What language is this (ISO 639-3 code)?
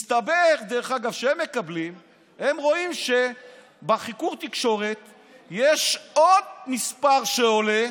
heb